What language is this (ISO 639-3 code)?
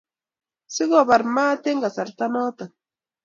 kln